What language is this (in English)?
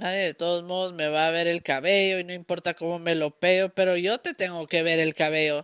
Spanish